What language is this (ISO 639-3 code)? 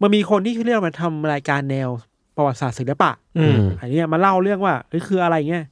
tha